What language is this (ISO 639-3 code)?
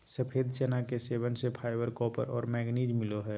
mag